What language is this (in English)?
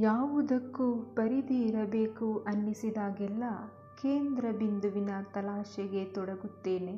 Kannada